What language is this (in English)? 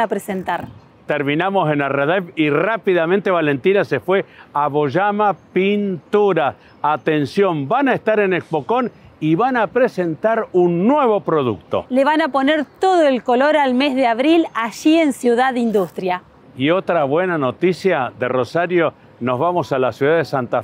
Spanish